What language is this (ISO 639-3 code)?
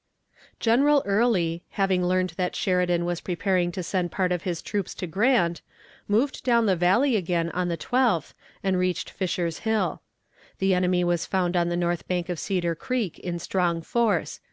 eng